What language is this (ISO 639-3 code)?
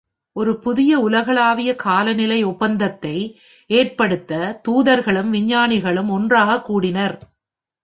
tam